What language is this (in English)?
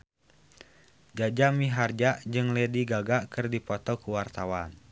Sundanese